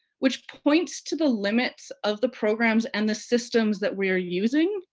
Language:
English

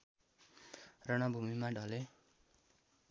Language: Nepali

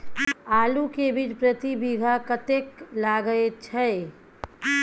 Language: Maithili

